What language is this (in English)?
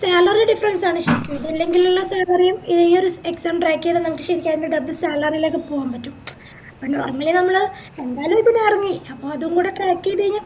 Malayalam